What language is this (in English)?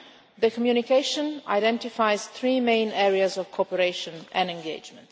English